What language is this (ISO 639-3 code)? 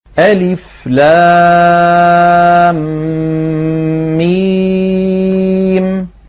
ara